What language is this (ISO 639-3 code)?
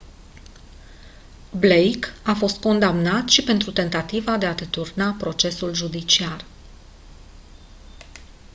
ron